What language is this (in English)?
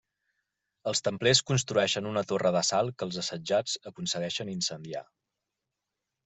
Catalan